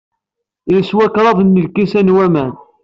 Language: Kabyle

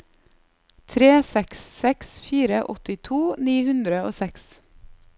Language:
Norwegian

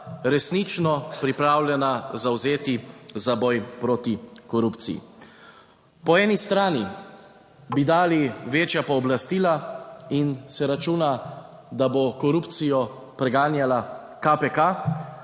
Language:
Slovenian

